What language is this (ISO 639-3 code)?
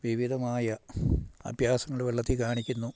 mal